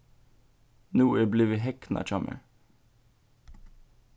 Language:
Faroese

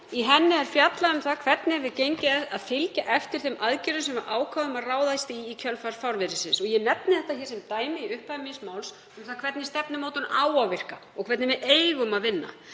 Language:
Icelandic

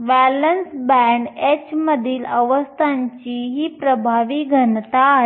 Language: Marathi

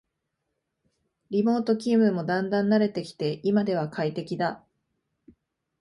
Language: Japanese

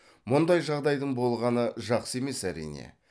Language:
Kazakh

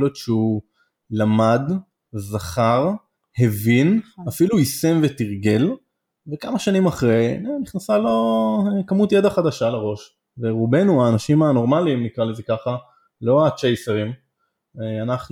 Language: Hebrew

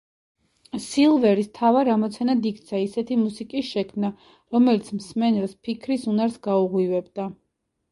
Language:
Georgian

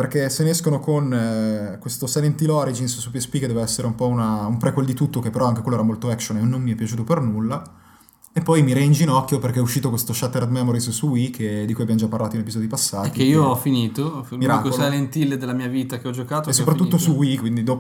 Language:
Italian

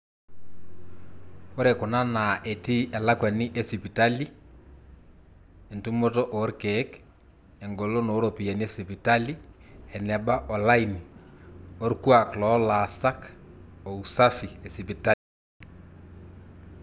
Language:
Masai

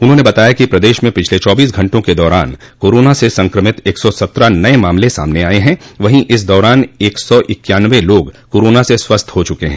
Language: Hindi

